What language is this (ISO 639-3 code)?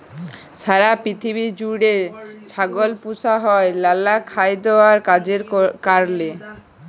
ben